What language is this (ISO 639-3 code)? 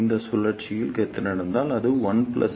tam